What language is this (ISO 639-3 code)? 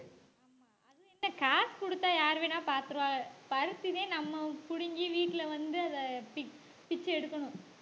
tam